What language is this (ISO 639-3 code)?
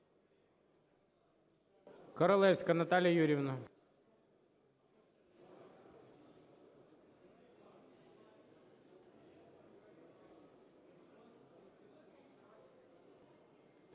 ukr